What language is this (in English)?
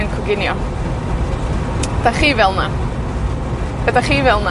Welsh